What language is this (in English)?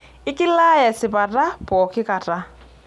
Masai